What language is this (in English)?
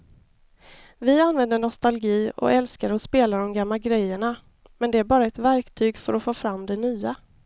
Swedish